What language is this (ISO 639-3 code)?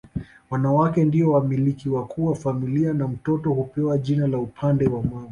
swa